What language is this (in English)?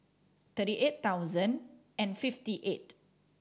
English